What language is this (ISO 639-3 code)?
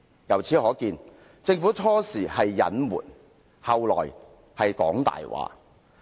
yue